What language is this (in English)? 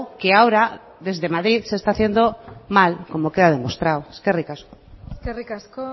Spanish